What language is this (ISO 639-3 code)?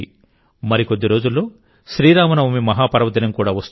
tel